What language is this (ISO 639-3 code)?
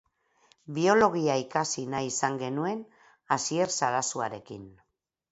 eus